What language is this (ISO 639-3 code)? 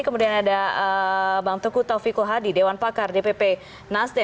ind